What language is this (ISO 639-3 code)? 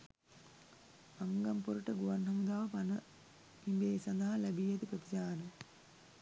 sin